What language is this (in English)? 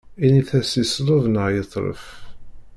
Kabyle